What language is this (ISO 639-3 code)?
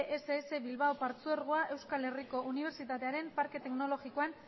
eus